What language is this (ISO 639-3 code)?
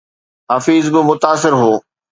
snd